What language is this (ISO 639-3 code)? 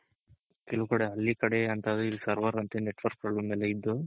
kan